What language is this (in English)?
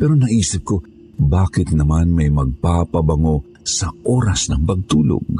Filipino